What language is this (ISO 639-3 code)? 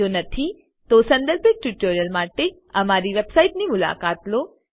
guj